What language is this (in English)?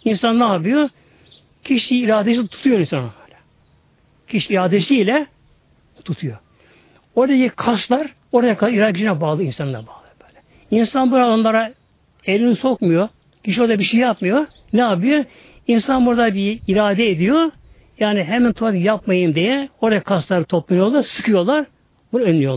Turkish